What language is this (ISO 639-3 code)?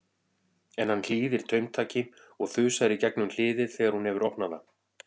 isl